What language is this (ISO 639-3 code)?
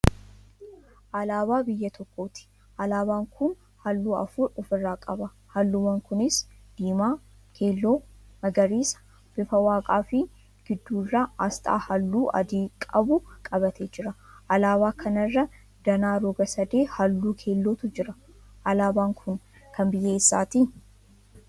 orm